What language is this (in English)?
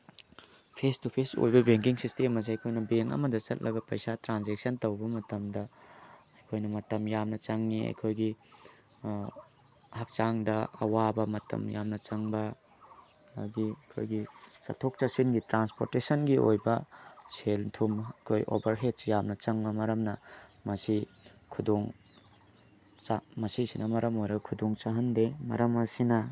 Manipuri